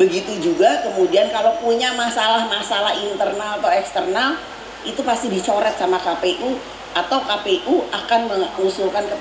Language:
Indonesian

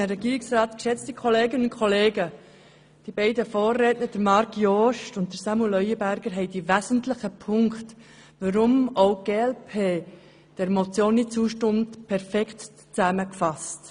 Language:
Swiss German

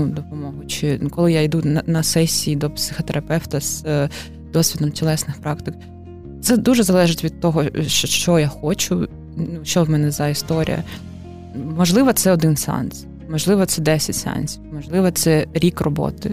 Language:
Ukrainian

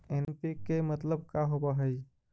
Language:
Magahi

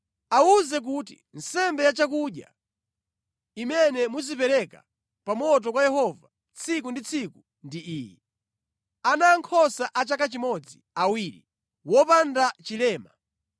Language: Nyanja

